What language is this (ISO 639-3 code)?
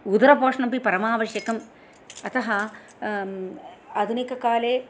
san